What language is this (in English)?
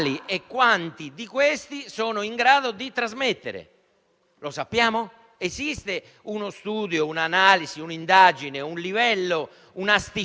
Italian